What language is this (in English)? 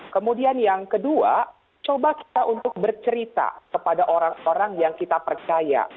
Indonesian